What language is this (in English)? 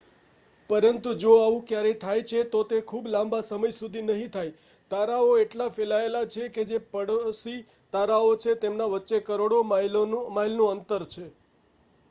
Gujarati